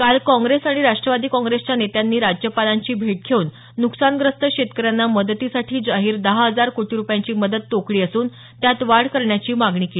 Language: Marathi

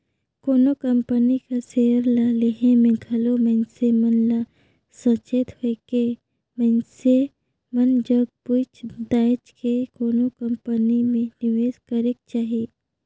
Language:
Chhattisgarhi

